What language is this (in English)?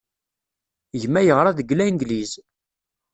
Kabyle